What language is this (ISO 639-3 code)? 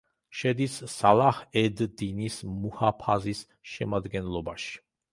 kat